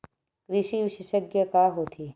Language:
Chhattisgarhi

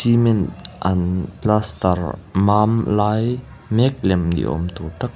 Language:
Mizo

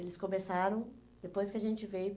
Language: Portuguese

